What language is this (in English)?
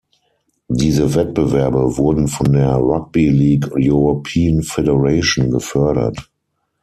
German